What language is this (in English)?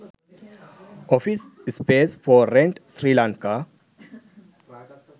Sinhala